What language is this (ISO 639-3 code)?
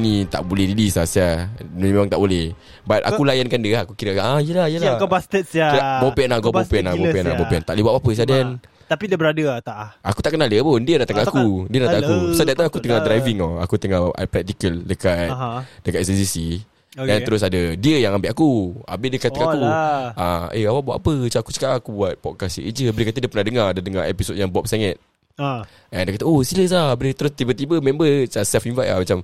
msa